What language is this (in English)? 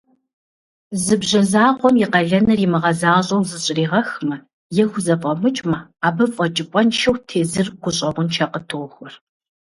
Kabardian